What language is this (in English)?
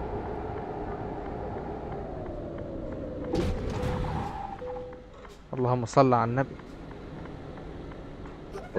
Arabic